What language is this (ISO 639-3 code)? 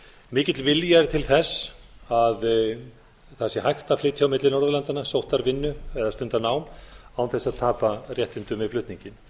isl